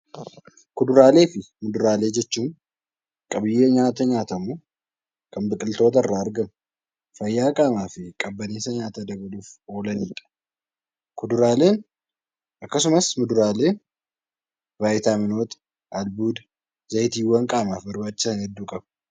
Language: Oromo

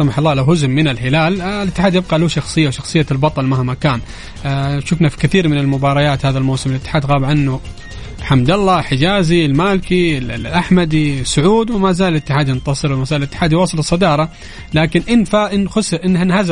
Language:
Arabic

